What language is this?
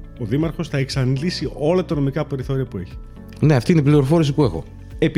Greek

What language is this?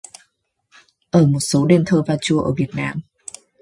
Vietnamese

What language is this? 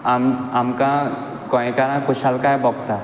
Konkani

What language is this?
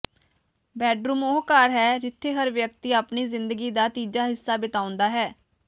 Punjabi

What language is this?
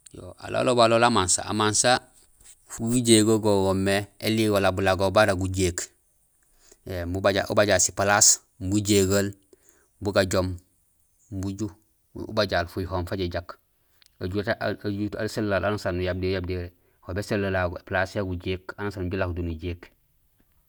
Gusilay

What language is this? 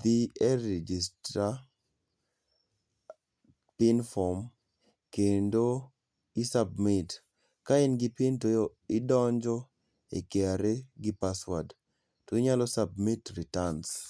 Luo (Kenya and Tanzania)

